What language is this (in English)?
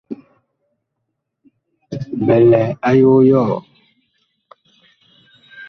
Bakoko